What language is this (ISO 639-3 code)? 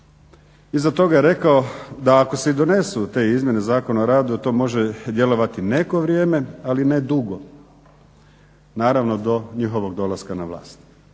hrv